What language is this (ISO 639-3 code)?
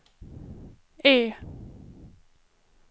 swe